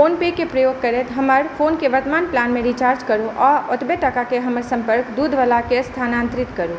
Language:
Maithili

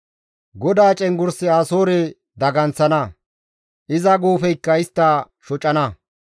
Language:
Gamo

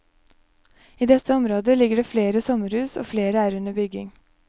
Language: Norwegian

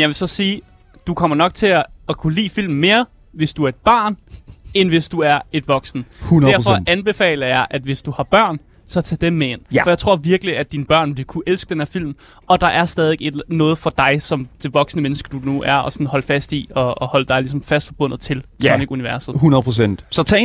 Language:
Danish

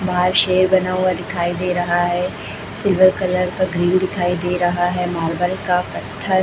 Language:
Hindi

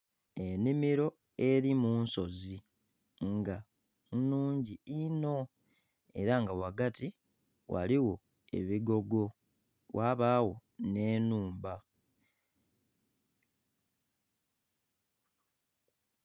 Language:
Soga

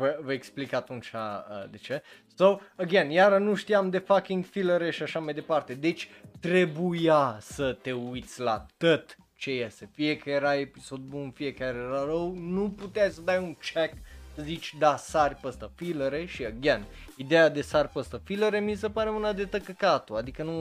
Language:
Romanian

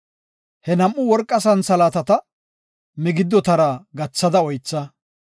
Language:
Gofa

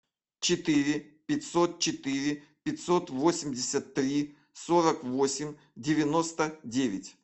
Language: Russian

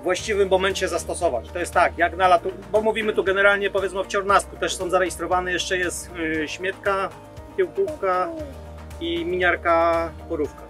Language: Polish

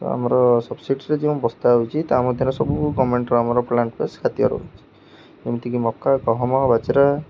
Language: Odia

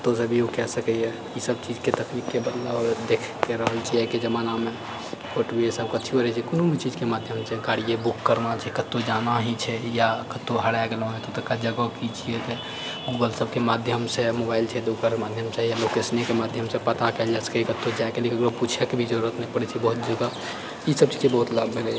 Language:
Maithili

